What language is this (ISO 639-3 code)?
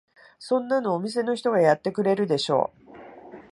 jpn